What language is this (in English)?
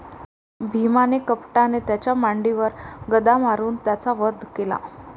Marathi